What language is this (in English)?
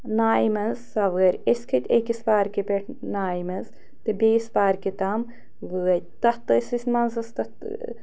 Kashmiri